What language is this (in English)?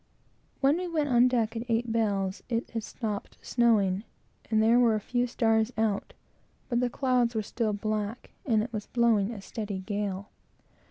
English